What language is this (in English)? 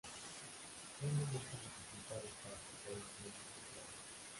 Spanish